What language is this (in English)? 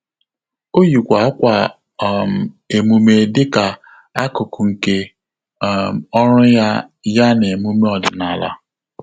Igbo